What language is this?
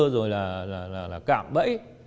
Vietnamese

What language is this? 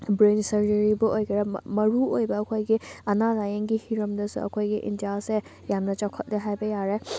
Manipuri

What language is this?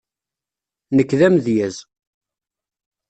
Kabyle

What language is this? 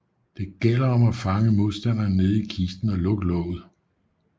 Danish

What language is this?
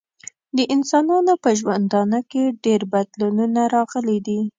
Pashto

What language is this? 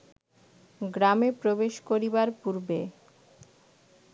Bangla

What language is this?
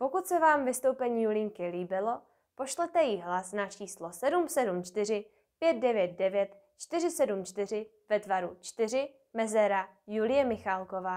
Czech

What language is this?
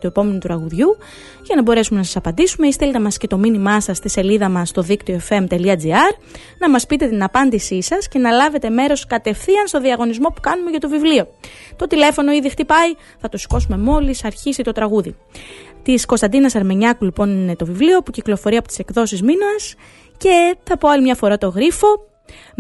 Greek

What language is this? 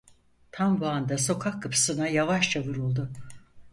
Turkish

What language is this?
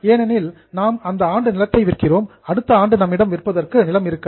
Tamil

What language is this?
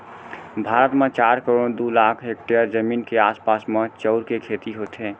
Chhattisgarhi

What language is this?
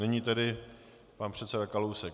Czech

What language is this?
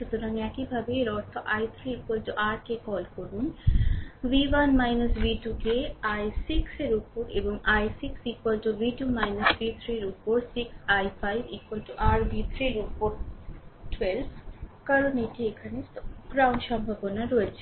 Bangla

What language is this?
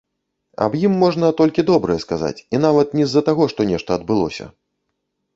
Belarusian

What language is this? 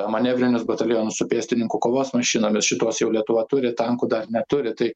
Lithuanian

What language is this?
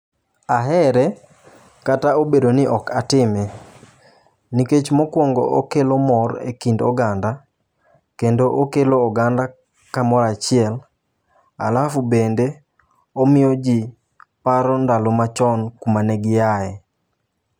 Luo (Kenya and Tanzania)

